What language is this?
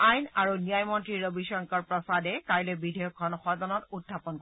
Assamese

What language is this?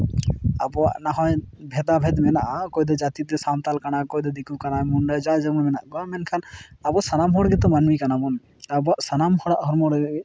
Santali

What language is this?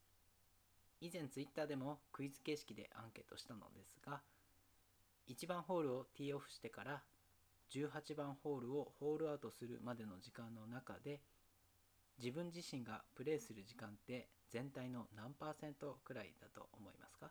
Japanese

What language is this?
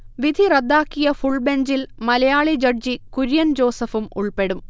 Malayalam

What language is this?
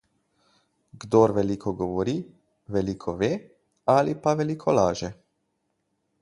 Slovenian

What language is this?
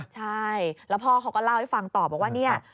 Thai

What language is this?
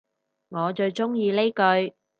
Cantonese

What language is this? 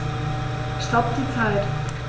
German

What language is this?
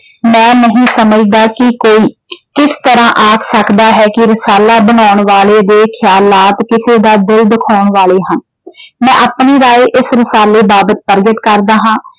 Punjabi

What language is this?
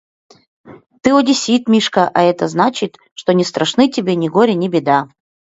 Mari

